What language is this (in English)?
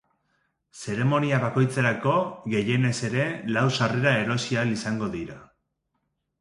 Basque